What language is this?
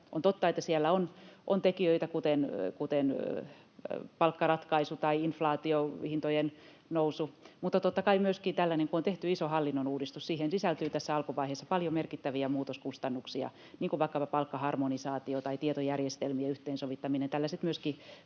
Finnish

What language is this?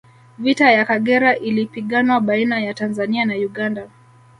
Swahili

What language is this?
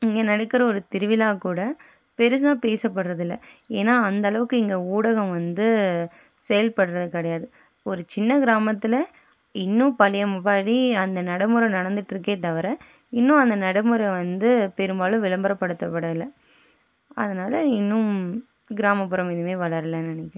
Tamil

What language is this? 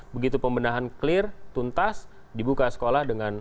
Indonesian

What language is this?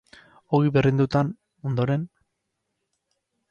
Basque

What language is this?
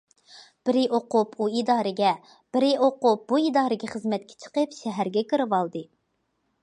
Uyghur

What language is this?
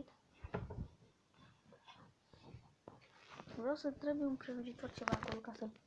Romanian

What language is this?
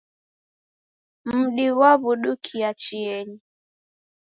Taita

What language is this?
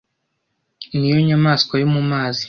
Kinyarwanda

